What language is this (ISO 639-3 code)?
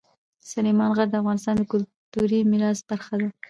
pus